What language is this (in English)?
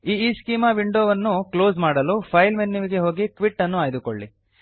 Kannada